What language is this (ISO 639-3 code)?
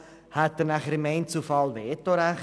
gsw